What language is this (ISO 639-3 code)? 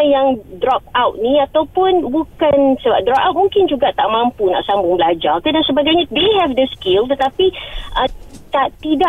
msa